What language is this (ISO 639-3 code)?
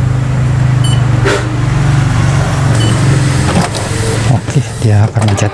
ind